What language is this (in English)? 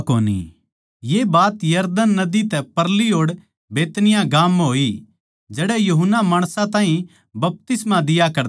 Haryanvi